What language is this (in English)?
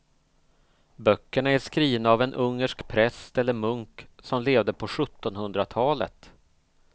Swedish